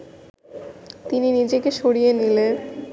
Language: Bangla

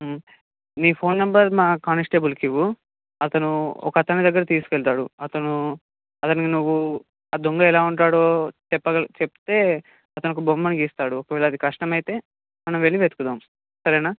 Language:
Telugu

